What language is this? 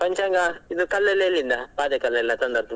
Kannada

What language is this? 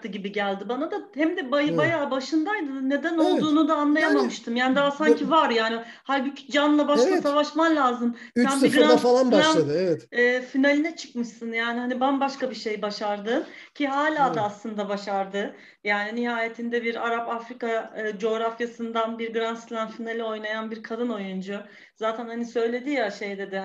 Turkish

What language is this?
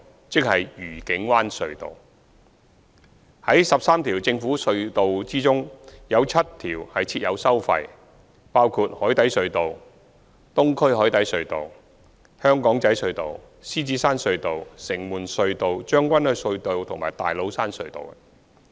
Cantonese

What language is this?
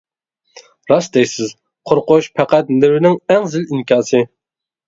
Uyghur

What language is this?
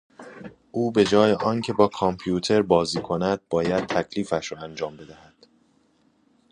Persian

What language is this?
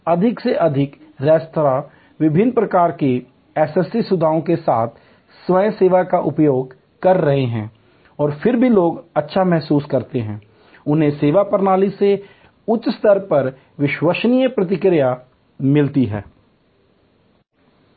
Hindi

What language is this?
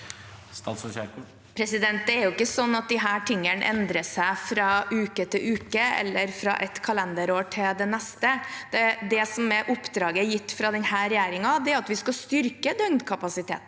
Norwegian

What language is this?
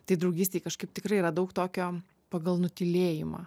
Lithuanian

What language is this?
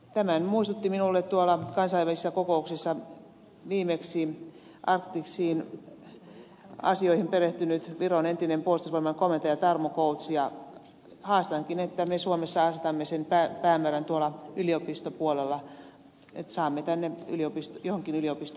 Finnish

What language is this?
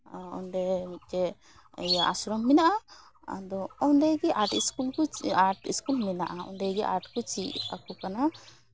Santali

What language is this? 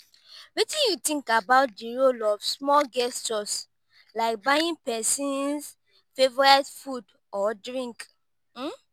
Nigerian Pidgin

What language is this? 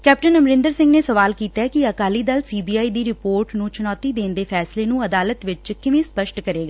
Punjabi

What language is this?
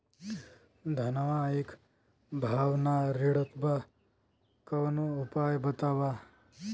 Bhojpuri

